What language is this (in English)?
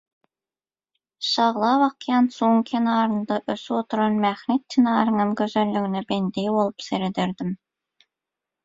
Turkmen